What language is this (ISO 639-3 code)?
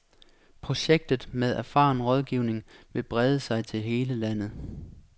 dan